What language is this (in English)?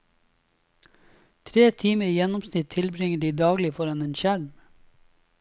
Norwegian